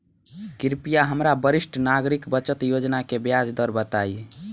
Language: Bhojpuri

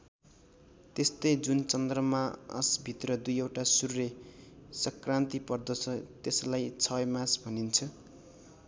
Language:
Nepali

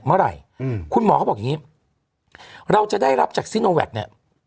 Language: Thai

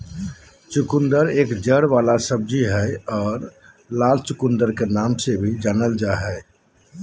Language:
Magahi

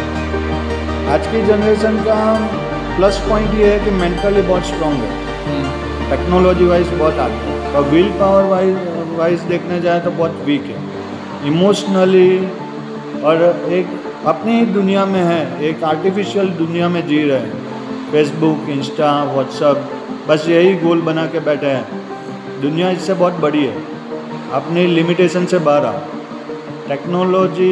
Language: Hindi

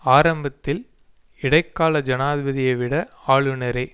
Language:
Tamil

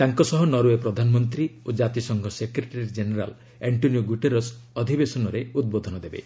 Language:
Odia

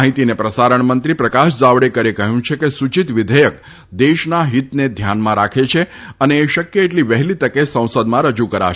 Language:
Gujarati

